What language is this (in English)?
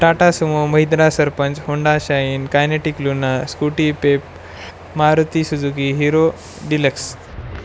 Marathi